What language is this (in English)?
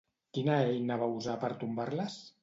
Catalan